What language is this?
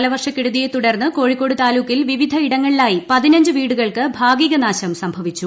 Malayalam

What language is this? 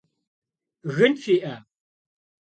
Kabardian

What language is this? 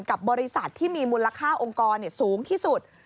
Thai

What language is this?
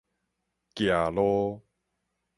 Min Nan Chinese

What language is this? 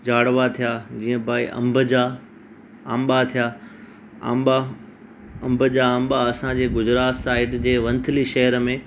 Sindhi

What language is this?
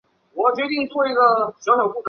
Chinese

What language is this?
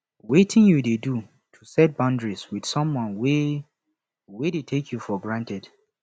Nigerian Pidgin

